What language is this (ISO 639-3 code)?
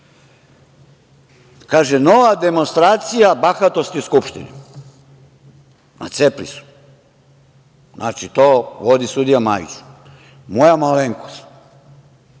srp